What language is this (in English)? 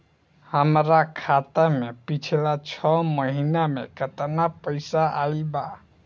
Bhojpuri